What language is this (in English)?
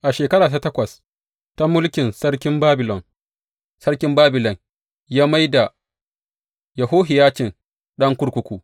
Hausa